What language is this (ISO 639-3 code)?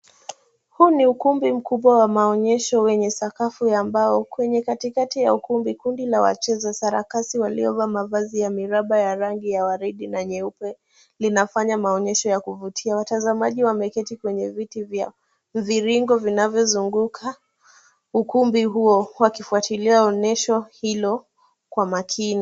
swa